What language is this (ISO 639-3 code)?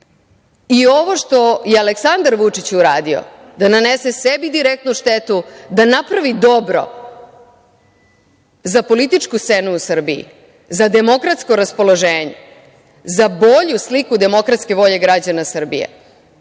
srp